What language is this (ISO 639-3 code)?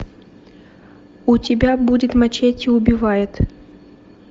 rus